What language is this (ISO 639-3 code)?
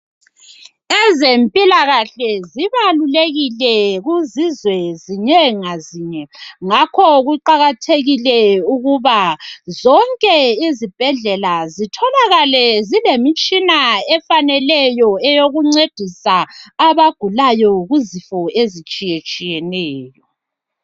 nde